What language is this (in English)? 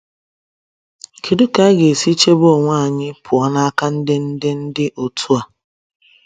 Igbo